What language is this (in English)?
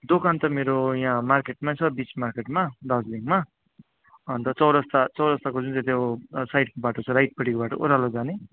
Nepali